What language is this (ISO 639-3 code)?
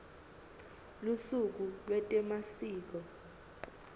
ssw